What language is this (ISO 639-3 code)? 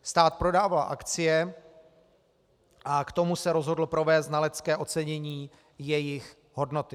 ces